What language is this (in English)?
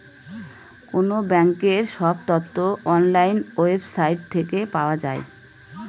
Bangla